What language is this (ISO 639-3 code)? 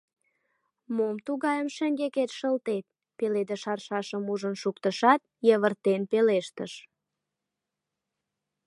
chm